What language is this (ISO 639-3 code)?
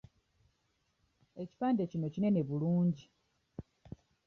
lug